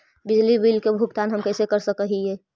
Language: Magahi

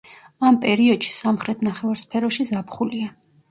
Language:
Georgian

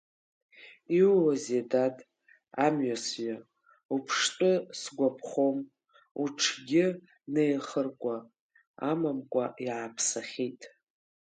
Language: Abkhazian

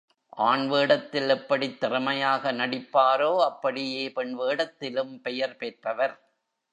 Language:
Tamil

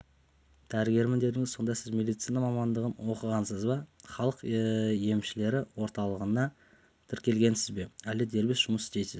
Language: Kazakh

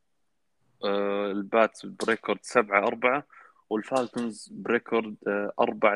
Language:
Arabic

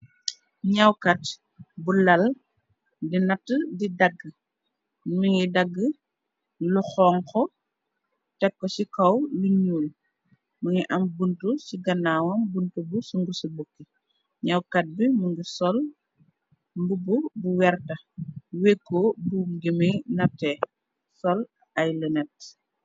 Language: Wolof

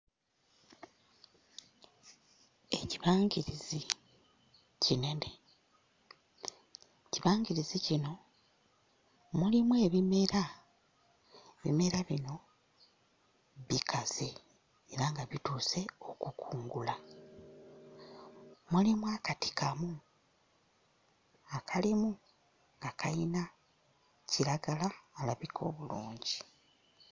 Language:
Ganda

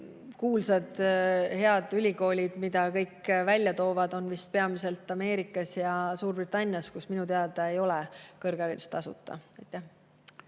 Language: Estonian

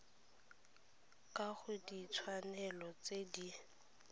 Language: Tswana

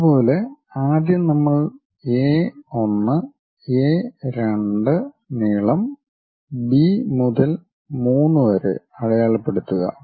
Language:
Malayalam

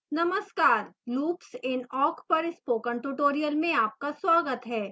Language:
Hindi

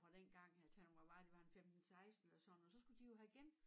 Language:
Danish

